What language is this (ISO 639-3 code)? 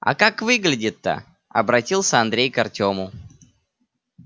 rus